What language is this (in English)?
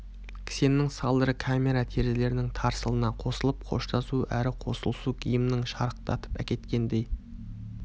Kazakh